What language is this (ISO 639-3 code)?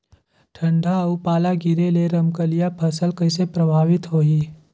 hne